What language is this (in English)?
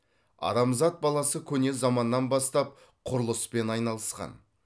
Kazakh